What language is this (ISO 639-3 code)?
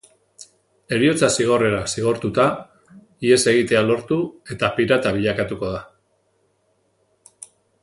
eus